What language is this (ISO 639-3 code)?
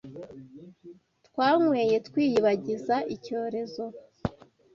kin